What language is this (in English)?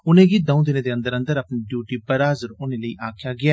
Dogri